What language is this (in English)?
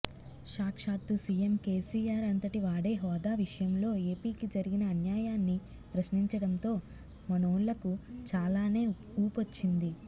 Telugu